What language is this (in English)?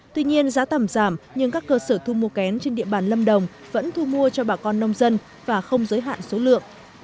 Vietnamese